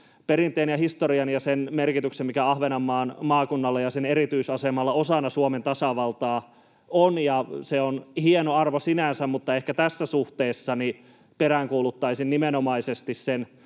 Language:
Finnish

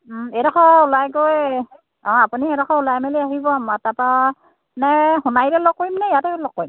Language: Assamese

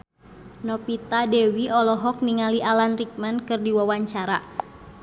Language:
Sundanese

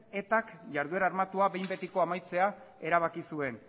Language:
Basque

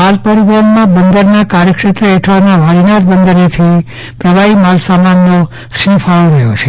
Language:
Gujarati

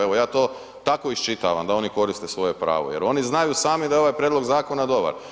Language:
Croatian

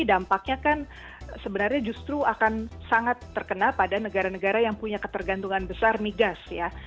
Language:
Indonesian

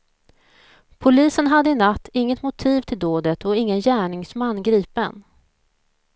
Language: Swedish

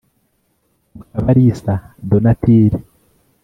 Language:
Kinyarwanda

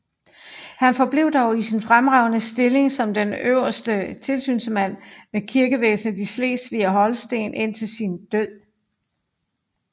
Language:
Danish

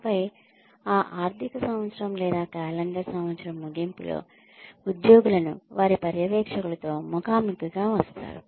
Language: Telugu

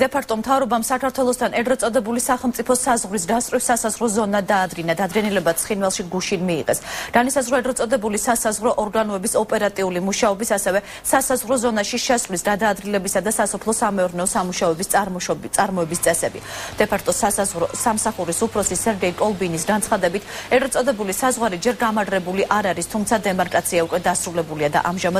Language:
Romanian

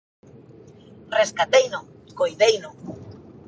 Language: Galician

